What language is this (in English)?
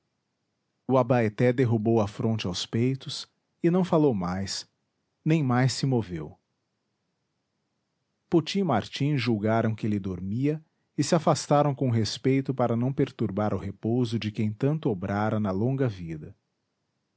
Portuguese